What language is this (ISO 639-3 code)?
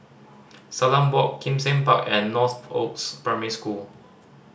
eng